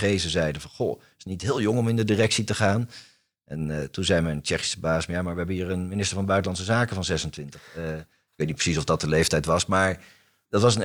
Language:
Dutch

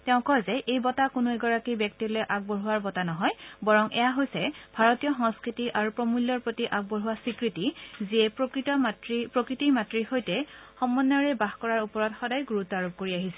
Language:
Assamese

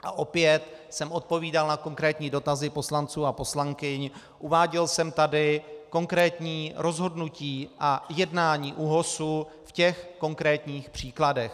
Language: Czech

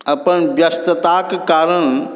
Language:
Maithili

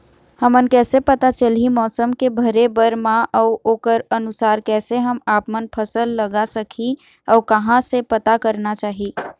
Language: Chhattisgarhi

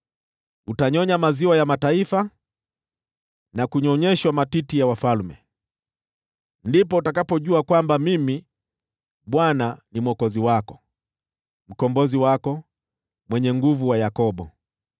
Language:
Swahili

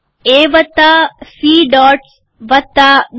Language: Gujarati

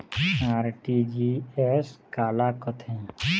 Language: Chhattisgarhi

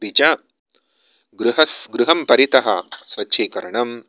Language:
Sanskrit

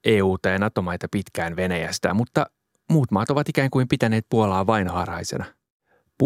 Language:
Finnish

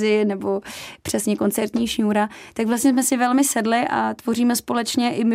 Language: Czech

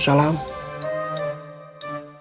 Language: Indonesian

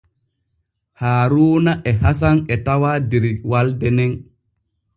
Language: Borgu Fulfulde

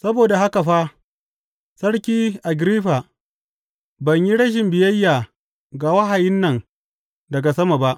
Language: Hausa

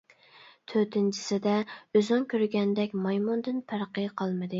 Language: Uyghur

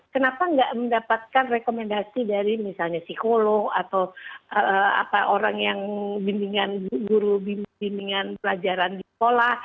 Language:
Indonesian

